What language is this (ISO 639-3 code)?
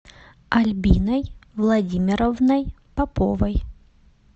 rus